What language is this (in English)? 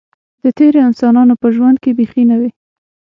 Pashto